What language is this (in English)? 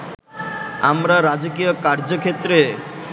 Bangla